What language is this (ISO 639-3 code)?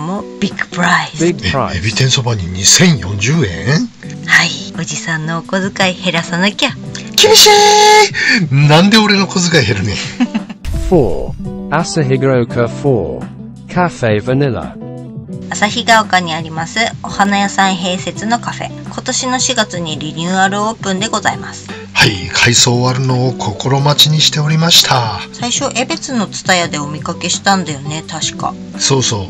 jpn